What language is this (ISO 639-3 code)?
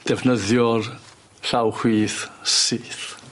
cym